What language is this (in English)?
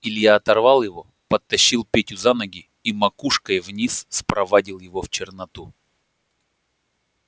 Russian